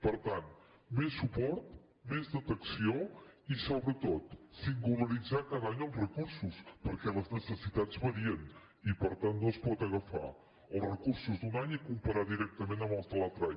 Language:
Catalan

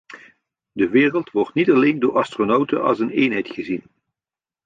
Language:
Dutch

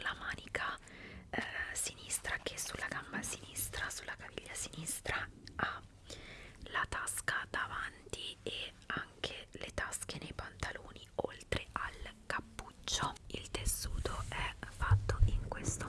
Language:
Italian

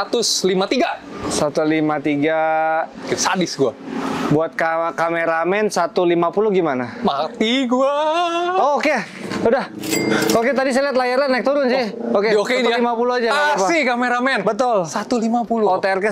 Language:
Indonesian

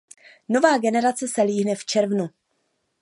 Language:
Czech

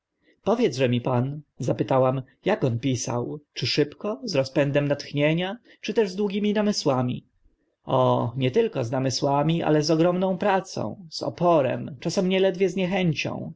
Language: Polish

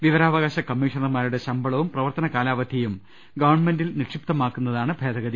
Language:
Malayalam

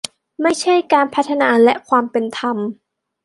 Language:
Thai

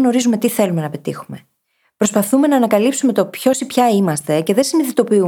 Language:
Greek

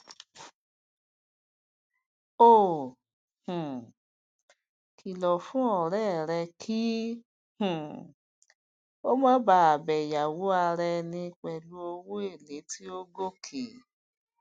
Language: Yoruba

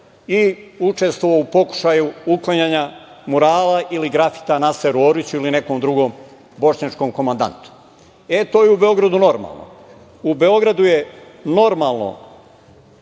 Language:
Serbian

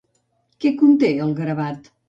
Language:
Catalan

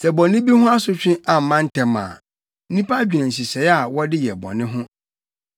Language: Akan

